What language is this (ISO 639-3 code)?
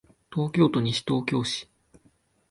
jpn